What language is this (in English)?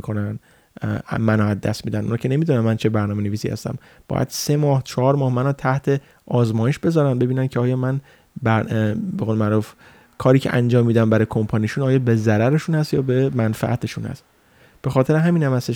Persian